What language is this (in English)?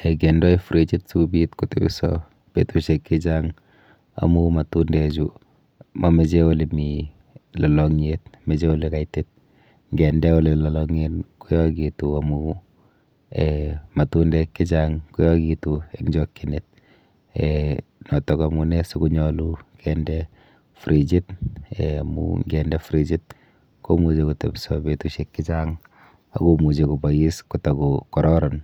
Kalenjin